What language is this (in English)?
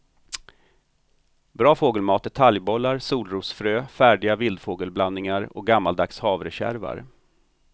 Swedish